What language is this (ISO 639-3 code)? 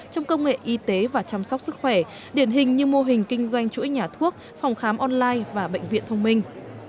vie